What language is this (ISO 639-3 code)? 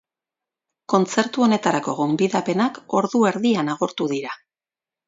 eus